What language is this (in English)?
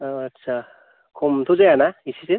Bodo